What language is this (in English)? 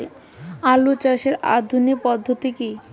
Bangla